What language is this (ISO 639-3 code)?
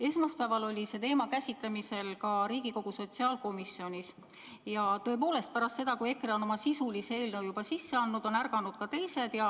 est